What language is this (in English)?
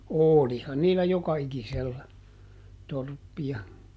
Finnish